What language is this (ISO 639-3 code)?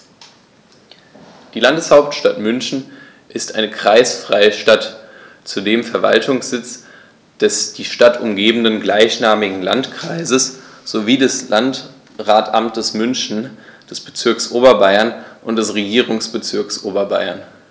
deu